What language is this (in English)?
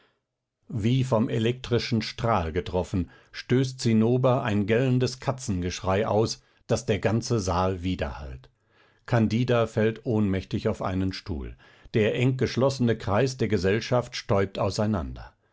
German